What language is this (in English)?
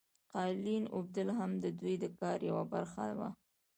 Pashto